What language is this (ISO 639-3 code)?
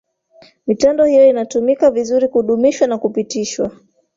swa